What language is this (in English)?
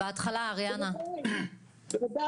Hebrew